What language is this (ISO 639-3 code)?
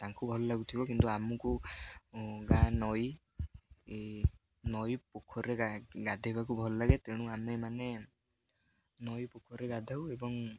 ori